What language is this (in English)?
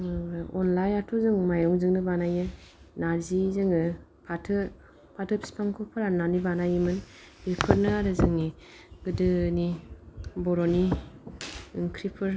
Bodo